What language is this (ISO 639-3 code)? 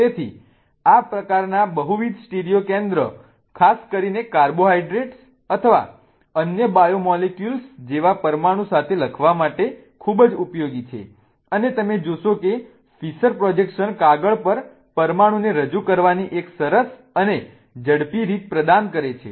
guj